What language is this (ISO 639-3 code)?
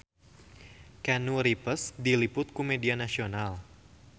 sun